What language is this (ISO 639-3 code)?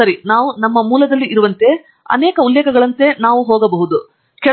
kan